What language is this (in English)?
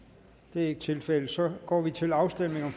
Danish